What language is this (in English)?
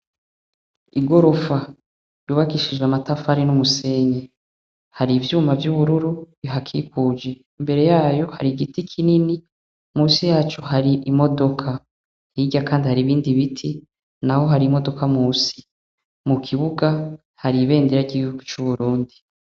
Rundi